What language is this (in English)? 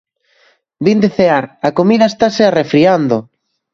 Galician